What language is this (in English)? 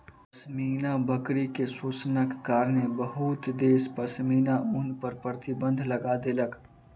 Maithili